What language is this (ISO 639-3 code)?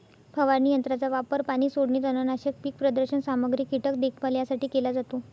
mar